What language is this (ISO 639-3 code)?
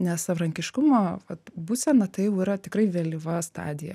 lit